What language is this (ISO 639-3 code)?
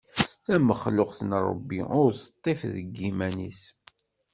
kab